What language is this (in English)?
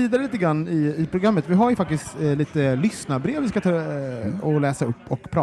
Swedish